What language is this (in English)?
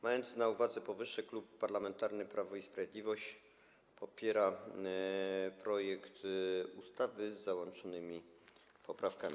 Polish